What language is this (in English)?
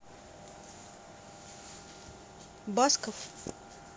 Russian